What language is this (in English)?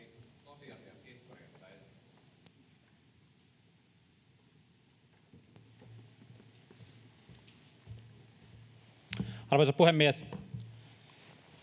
Finnish